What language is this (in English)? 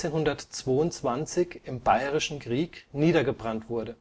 German